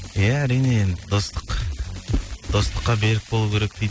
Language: Kazakh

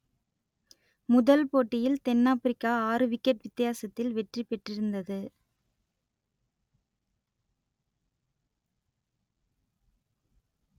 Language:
Tamil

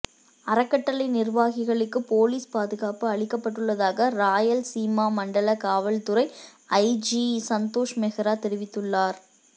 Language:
Tamil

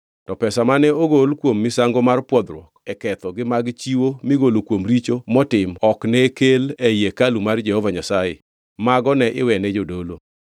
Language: Luo (Kenya and Tanzania)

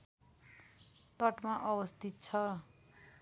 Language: Nepali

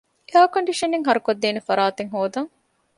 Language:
Divehi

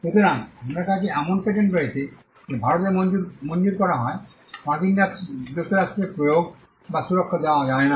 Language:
Bangla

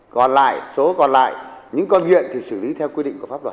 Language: Vietnamese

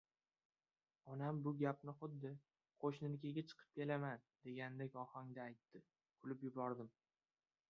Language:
Uzbek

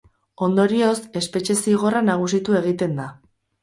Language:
Basque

